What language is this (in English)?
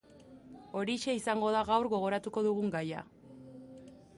Basque